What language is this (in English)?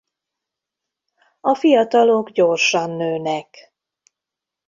Hungarian